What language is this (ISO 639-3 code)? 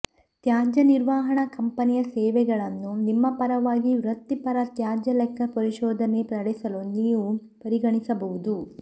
kan